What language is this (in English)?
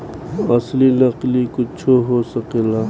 Bhojpuri